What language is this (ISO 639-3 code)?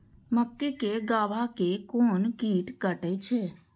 mai